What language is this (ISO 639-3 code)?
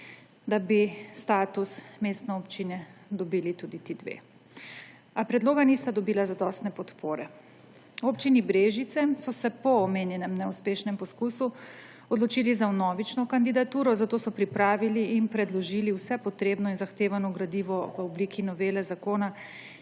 slv